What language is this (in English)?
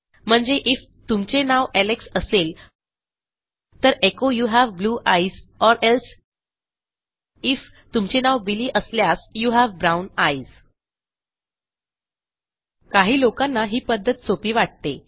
Marathi